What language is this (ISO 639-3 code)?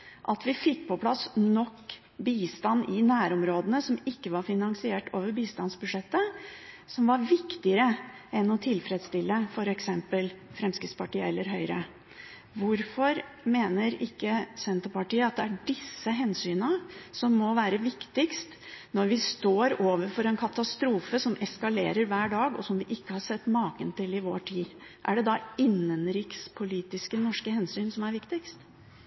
nob